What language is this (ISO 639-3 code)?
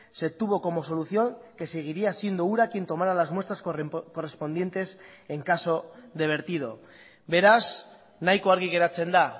spa